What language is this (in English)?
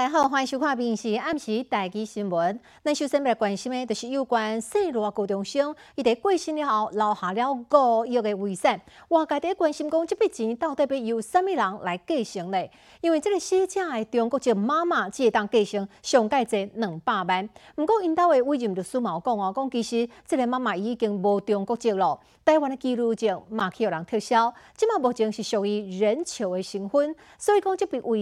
Chinese